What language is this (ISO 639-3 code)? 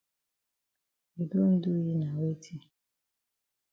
wes